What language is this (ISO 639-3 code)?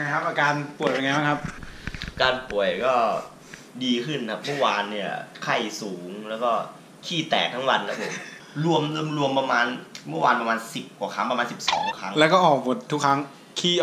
tha